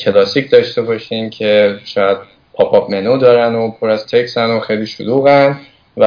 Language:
Persian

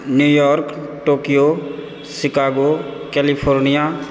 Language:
Maithili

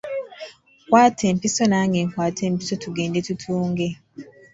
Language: Ganda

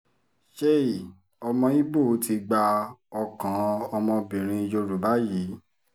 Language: Yoruba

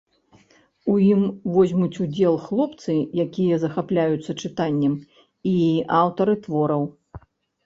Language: Belarusian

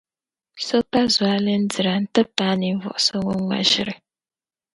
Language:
Dagbani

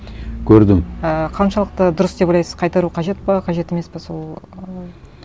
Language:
Kazakh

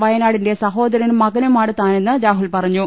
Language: Malayalam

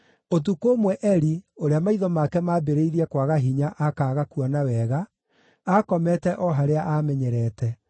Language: Kikuyu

